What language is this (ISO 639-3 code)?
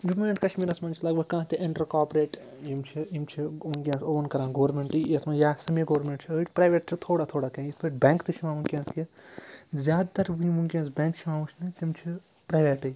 kas